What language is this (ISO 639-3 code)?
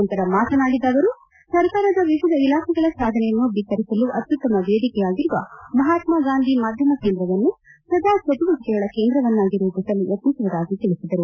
kan